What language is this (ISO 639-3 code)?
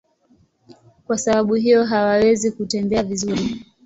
swa